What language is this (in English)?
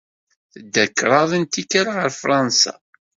Kabyle